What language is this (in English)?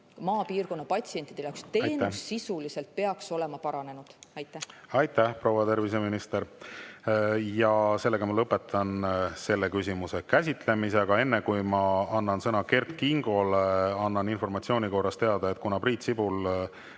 Estonian